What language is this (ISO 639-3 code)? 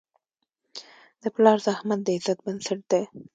pus